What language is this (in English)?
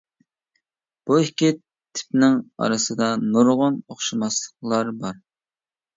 Uyghur